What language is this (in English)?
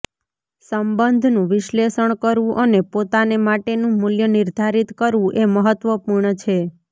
Gujarati